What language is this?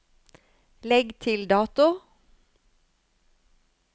Norwegian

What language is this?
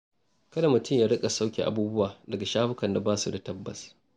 Hausa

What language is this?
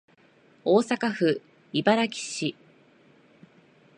Japanese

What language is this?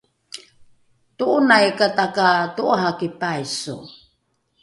Rukai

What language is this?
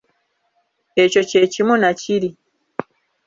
Ganda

